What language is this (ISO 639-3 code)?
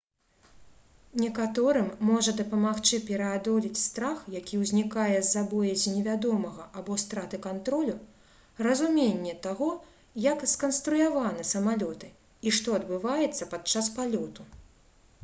bel